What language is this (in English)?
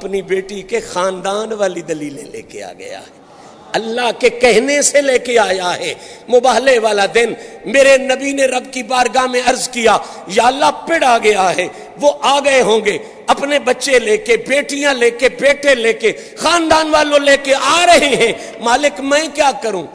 Urdu